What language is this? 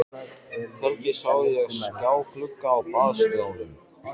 Icelandic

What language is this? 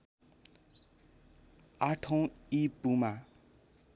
Nepali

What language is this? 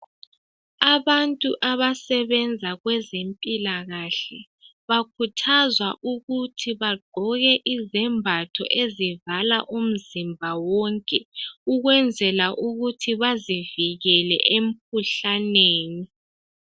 North Ndebele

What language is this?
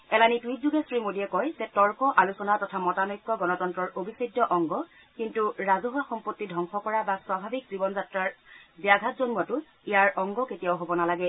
Assamese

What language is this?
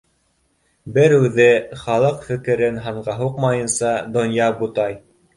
Bashkir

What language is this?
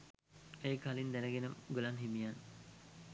Sinhala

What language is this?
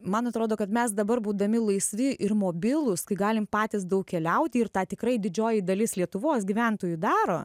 Lithuanian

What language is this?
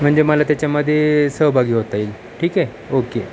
Marathi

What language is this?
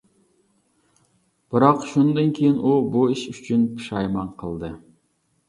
Uyghur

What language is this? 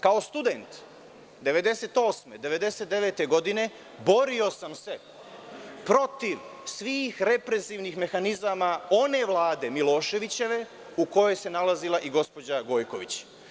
Serbian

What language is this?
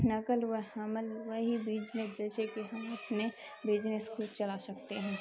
Urdu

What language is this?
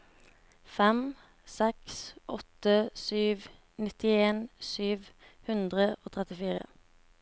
Norwegian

